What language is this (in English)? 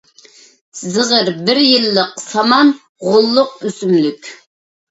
Uyghur